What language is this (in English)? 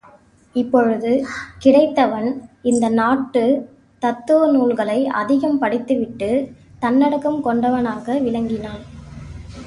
Tamil